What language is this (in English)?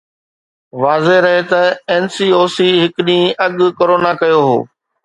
Sindhi